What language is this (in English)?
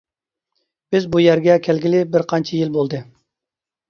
Uyghur